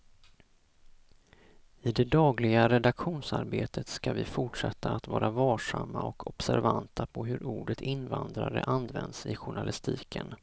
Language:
Swedish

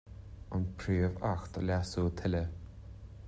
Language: Irish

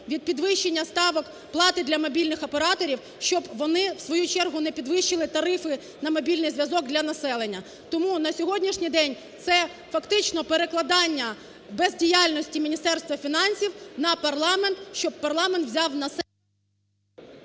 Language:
Ukrainian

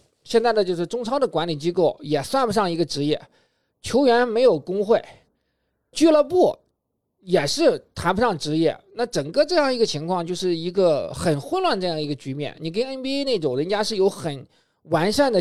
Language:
Chinese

